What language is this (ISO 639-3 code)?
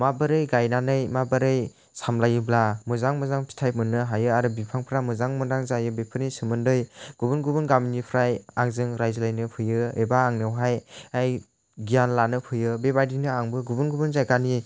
brx